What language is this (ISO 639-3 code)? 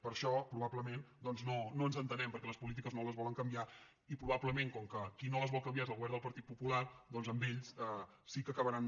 cat